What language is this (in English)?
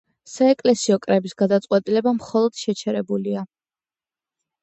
Georgian